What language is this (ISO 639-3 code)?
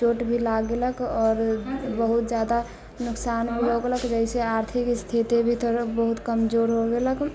mai